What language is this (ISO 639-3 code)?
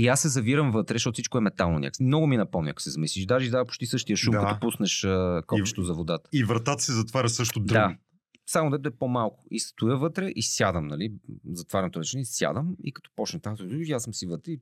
bul